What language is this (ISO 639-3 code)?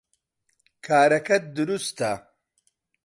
ckb